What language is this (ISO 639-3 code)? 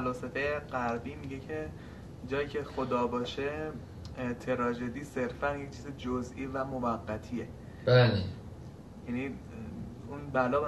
fas